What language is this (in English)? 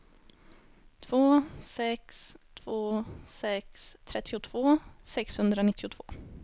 Swedish